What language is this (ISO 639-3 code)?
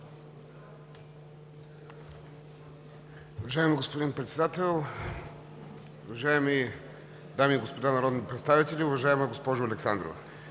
bul